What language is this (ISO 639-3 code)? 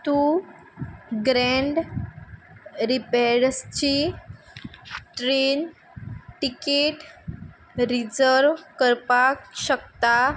kok